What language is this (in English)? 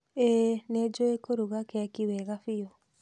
Kikuyu